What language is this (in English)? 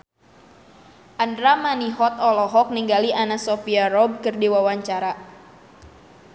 Sundanese